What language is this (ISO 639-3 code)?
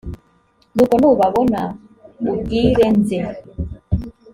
kin